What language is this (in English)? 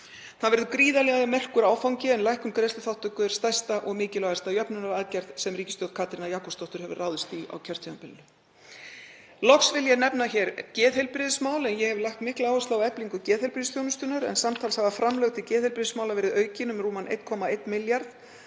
Icelandic